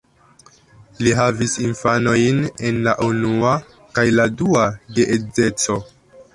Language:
Esperanto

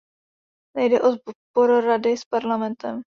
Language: Czech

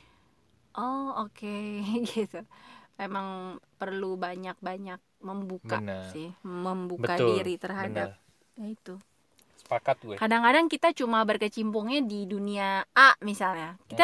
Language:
Indonesian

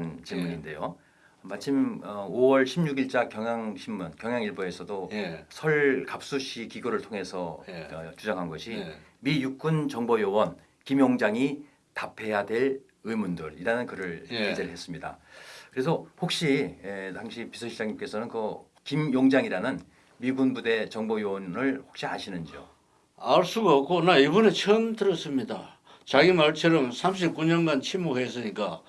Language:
Korean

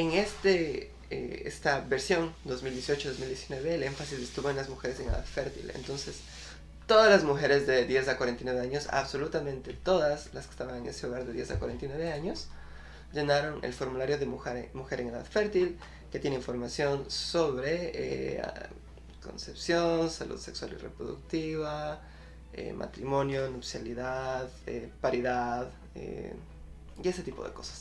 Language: Spanish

